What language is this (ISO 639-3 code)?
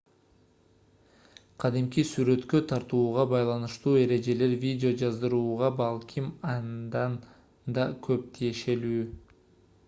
kir